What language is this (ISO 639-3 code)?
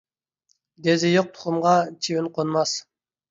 uig